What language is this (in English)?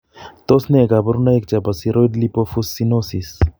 Kalenjin